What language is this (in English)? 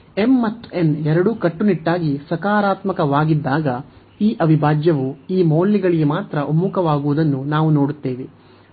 Kannada